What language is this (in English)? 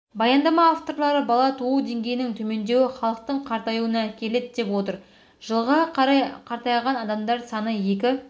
Kazakh